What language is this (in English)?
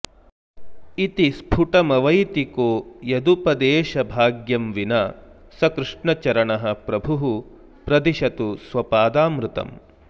Sanskrit